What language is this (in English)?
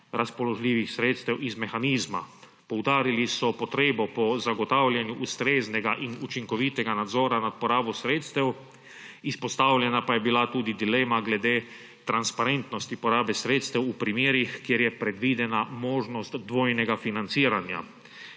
Slovenian